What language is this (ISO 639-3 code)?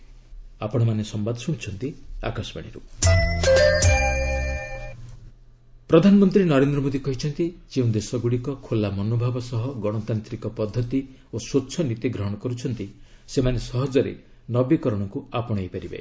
ori